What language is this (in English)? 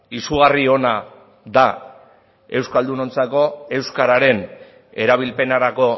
Basque